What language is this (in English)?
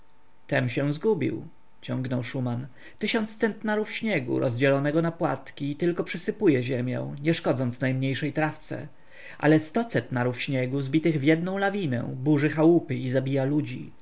Polish